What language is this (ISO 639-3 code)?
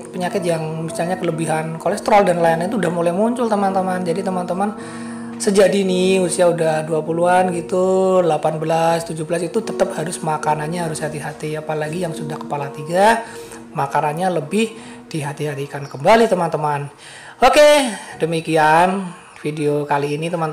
ind